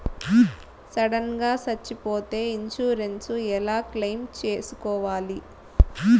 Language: Telugu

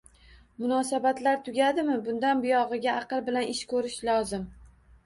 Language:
Uzbek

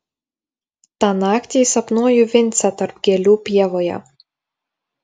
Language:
Lithuanian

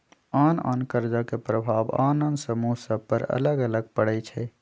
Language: Magahi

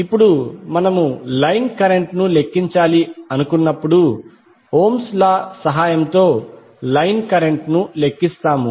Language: Telugu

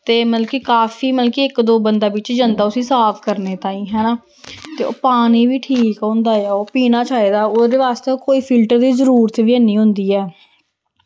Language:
Dogri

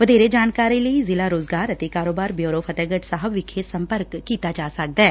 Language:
Punjabi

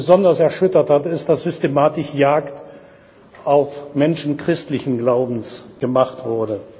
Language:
German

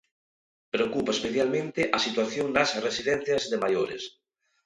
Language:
Galician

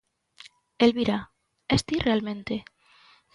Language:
Galician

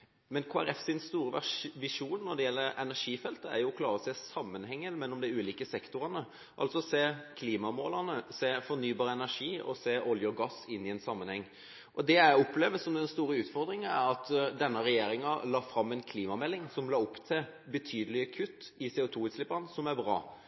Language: Norwegian Bokmål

